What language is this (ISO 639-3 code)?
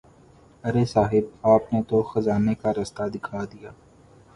urd